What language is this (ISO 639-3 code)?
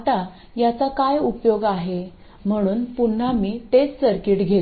mar